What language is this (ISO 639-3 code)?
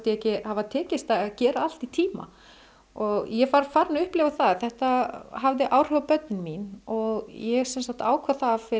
isl